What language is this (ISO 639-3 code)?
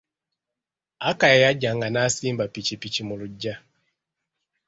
lug